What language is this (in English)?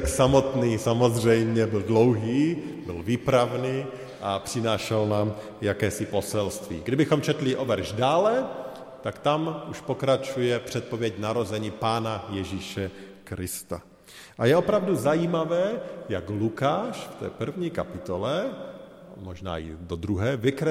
Czech